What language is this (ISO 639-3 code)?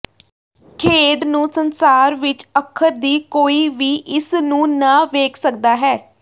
pan